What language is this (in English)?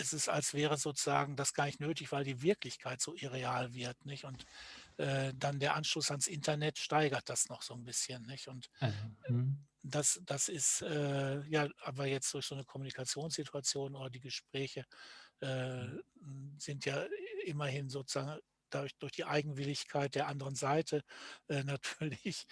German